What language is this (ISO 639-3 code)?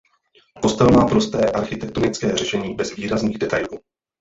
ces